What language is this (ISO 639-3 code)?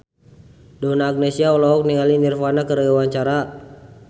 sun